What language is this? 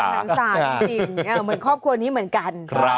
Thai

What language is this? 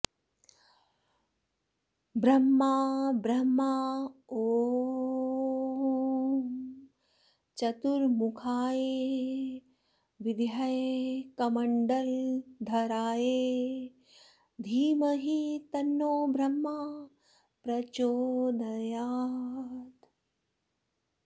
Sanskrit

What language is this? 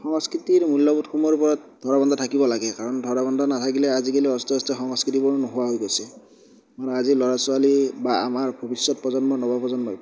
Assamese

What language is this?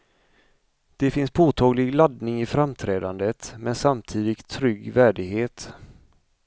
Swedish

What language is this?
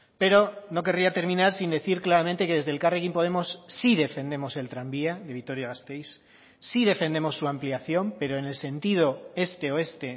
Spanish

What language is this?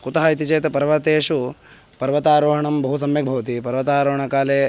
Sanskrit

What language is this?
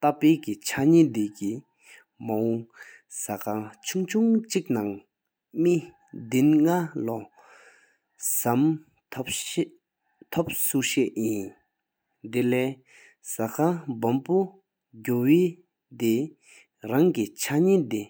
Sikkimese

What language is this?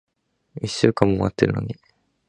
Japanese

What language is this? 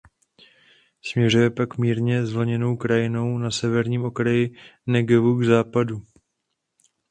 Czech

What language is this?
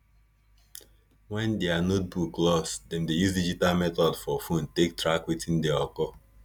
Nigerian Pidgin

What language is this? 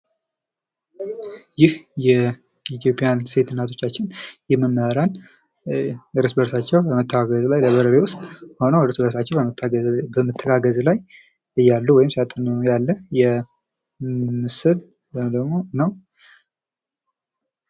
Amharic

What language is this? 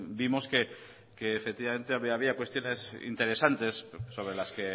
Spanish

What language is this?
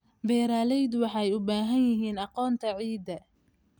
Somali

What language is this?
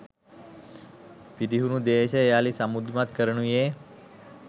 Sinhala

